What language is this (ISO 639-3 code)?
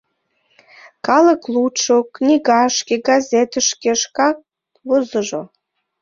chm